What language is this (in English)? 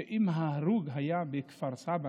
Hebrew